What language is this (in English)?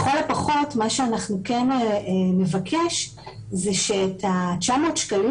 Hebrew